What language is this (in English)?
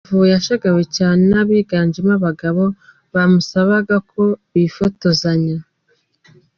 Kinyarwanda